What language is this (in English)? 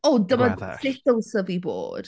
Welsh